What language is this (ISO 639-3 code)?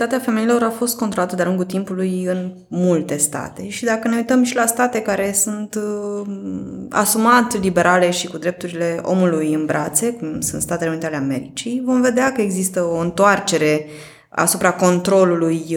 ron